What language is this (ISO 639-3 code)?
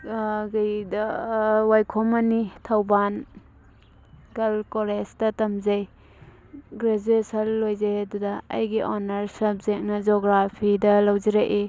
mni